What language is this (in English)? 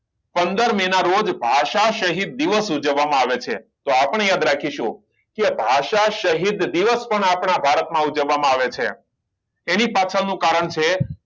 Gujarati